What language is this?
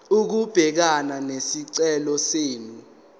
Zulu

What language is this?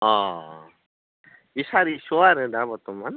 Bodo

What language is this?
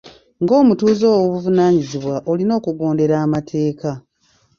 Ganda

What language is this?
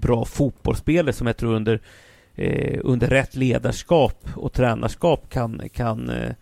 Swedish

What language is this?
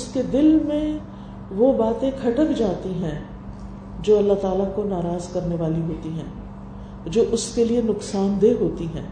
Urdu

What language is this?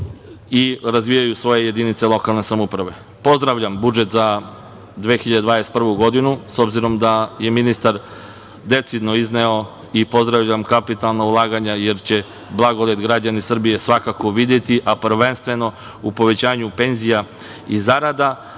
Serbian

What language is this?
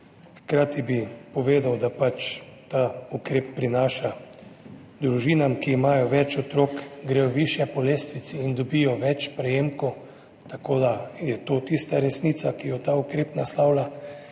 Slovenian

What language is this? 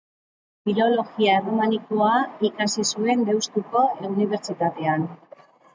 Basque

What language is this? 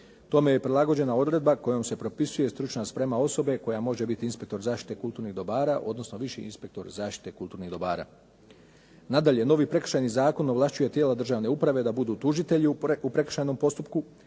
Croatian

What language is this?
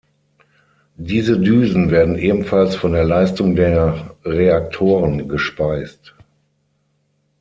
German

